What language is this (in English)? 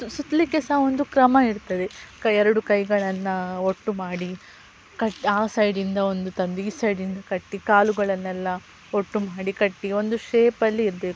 Kannada